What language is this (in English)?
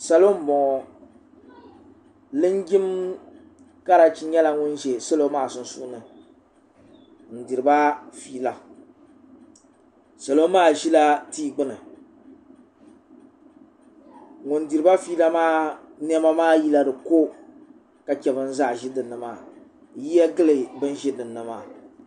Dagbani